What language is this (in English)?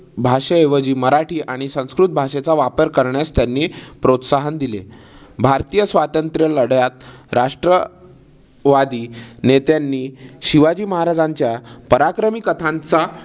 Marathi